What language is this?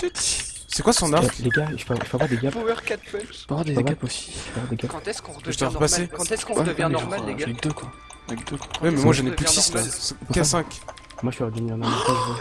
French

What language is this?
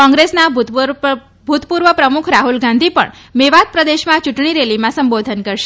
Gujarati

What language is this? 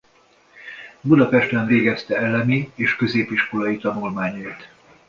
Hungarian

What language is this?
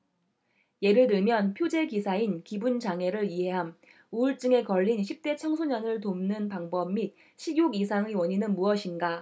Korean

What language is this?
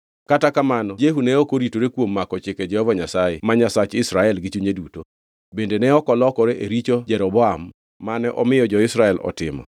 Luo (Kenya and Tanzania)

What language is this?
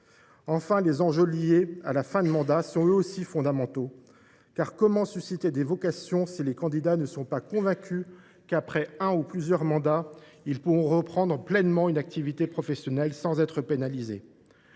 French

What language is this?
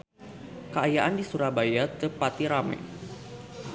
Sundanese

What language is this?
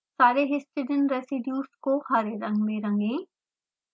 Hindi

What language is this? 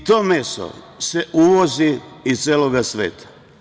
Serbian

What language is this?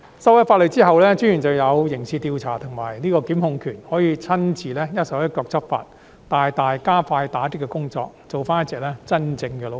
Cantonese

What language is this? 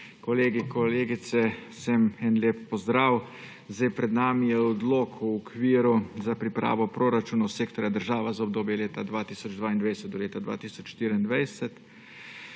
Slovenian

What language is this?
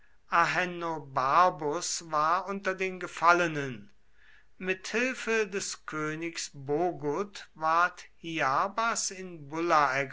German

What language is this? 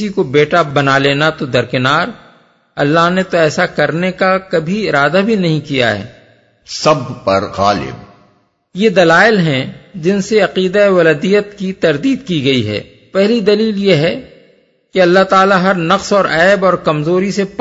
Urdu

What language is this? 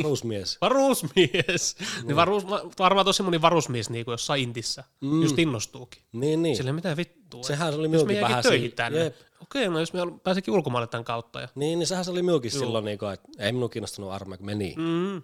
Finnish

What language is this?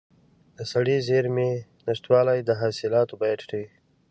Pashto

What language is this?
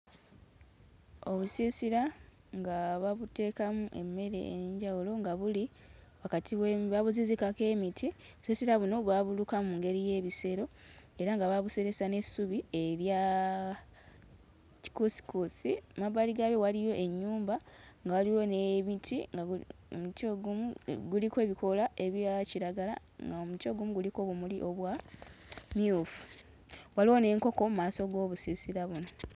Ganda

